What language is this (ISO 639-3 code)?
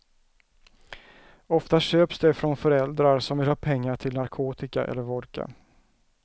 swe